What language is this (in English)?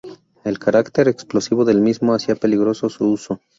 Spanish